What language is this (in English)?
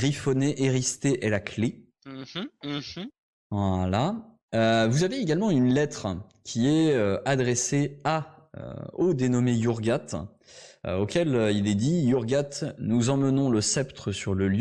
French